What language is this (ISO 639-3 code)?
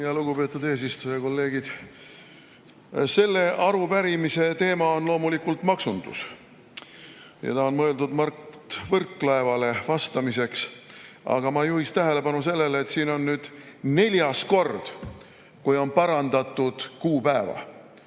est